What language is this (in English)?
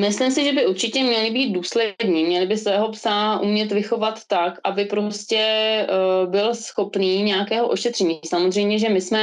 Czech